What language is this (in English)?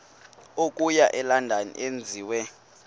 Xhosa